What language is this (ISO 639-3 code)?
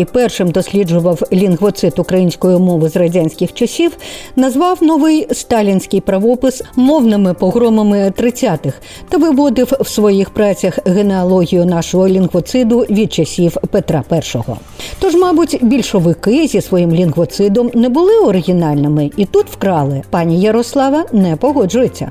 ukr